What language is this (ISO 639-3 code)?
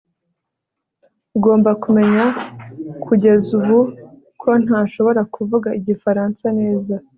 kin